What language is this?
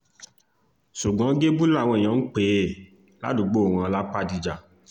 Yoruba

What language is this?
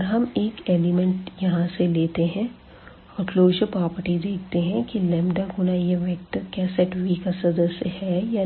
Hindi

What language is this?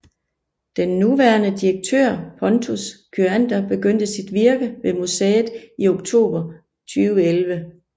Danish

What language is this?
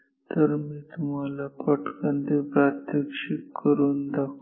Marathi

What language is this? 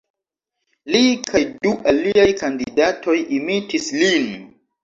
Esperanto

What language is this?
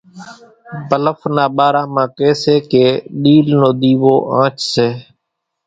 Kachi Koli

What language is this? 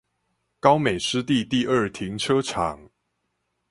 Chinese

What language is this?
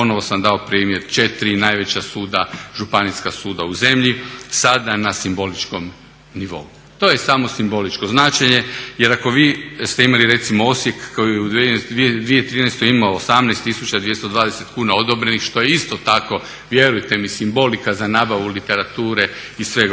Croatian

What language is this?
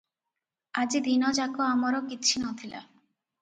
Odia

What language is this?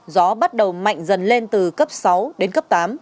Vietnamese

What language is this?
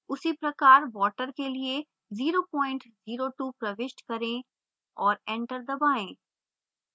Hindi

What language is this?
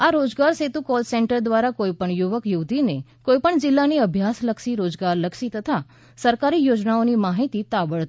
Gujarati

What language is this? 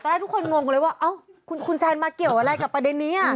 Thai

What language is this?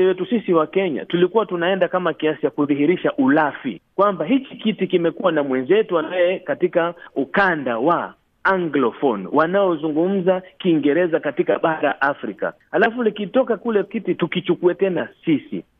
Swahili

